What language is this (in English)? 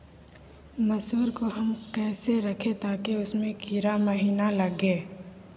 Magahi